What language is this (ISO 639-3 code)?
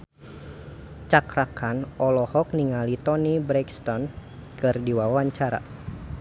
sun